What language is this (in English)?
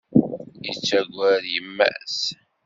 Kabyle